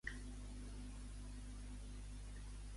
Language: Catalan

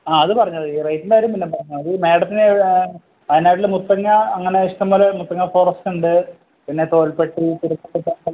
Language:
Malayalam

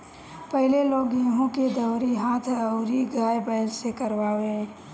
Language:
Bhojpuri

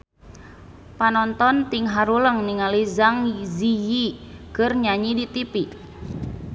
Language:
Sundanese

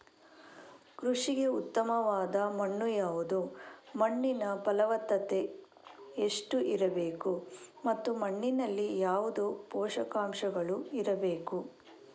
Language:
Kannada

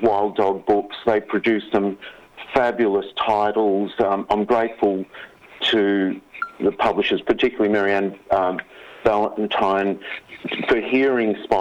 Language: English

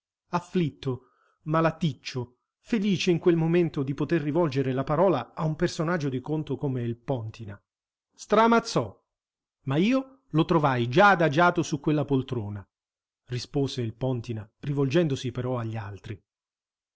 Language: Italian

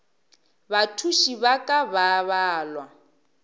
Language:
Northern Sotho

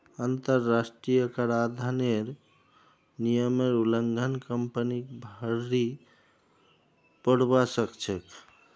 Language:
Magahi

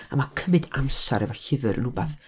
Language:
Welsh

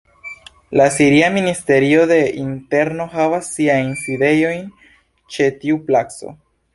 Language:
Esperanto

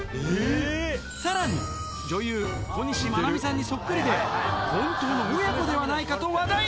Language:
Japanese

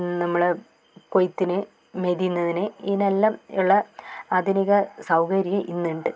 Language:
Malayalam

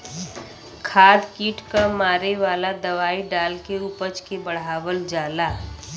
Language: Bhojpuri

